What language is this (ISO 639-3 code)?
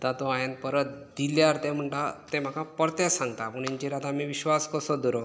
kok